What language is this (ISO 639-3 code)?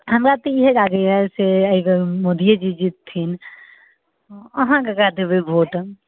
mai